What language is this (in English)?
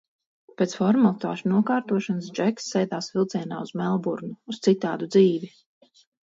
Latvian